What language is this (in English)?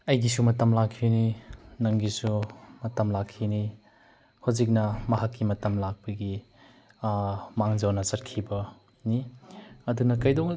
Manipuri